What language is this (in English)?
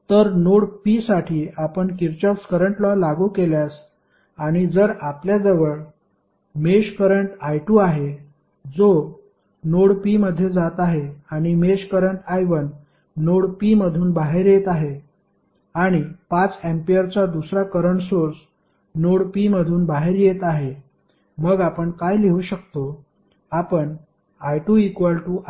Marathi